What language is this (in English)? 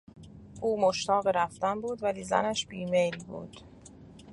Persian